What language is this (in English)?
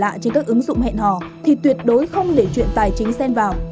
Vietnamese